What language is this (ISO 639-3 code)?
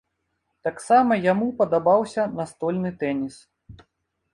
bel